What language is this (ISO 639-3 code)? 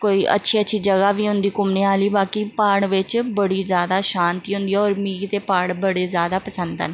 doi